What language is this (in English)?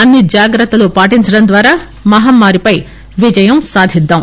Telugu